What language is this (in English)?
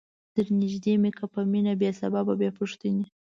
Pashto